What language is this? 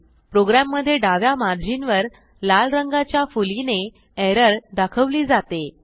Marathi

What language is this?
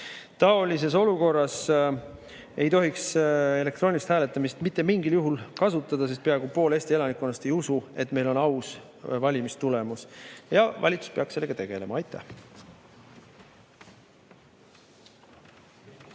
Estonian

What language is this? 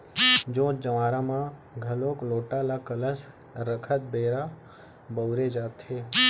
Chhattisgarhi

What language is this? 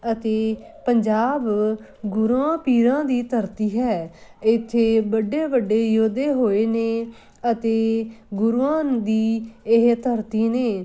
Punjabi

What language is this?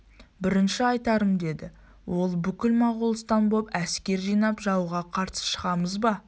Kazakh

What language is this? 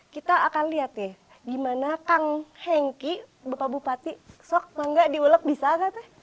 Indonesian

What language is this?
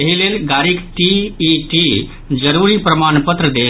Maithili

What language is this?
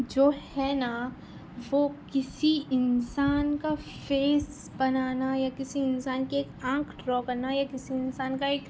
Urdu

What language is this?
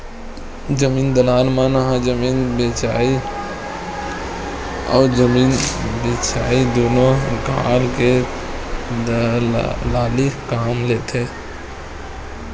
Chhattisgarhi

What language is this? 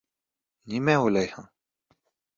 Bashkir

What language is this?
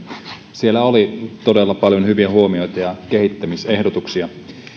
Finnish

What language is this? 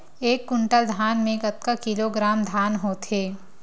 Chhattisgarhi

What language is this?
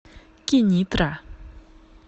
Russian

